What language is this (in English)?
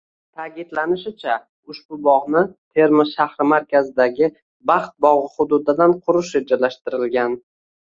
Uzbek